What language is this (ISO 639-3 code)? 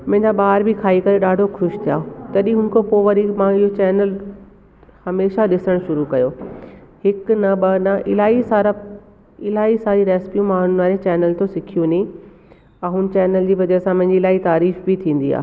snd